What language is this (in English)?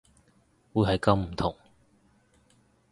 Cantonese